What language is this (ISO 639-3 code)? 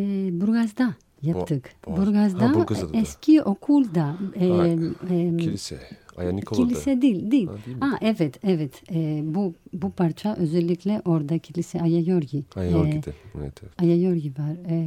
tur